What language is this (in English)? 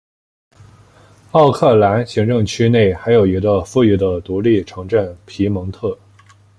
Chinese